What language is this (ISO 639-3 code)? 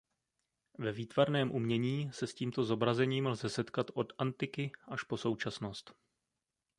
ces